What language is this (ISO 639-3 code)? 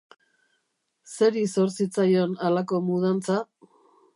eus